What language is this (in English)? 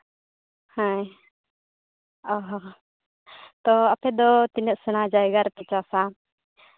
Santali